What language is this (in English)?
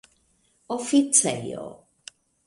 Esperanto